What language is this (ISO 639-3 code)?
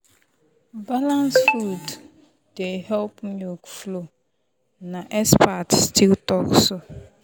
pcm